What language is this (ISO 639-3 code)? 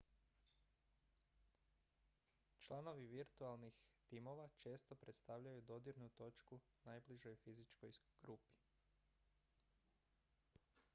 hrv